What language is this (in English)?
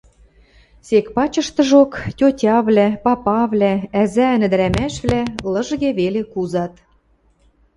Western Mari